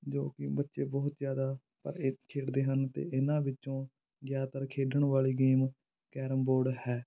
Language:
Punjabi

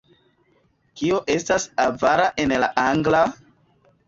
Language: Esperanto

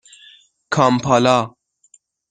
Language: Persian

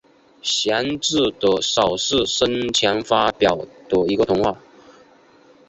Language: Chinese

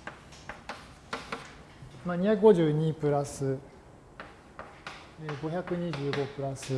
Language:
Japanese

